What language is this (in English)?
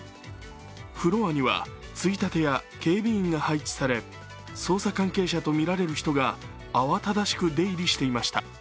Japanese